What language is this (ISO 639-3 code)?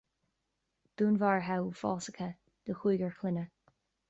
gle